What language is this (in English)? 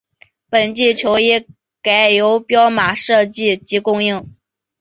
Chinese